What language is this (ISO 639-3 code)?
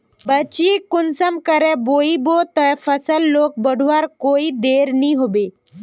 mag